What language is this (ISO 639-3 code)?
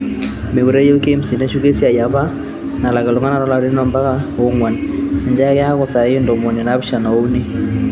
mas